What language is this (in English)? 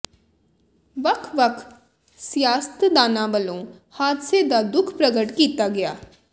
Punjabi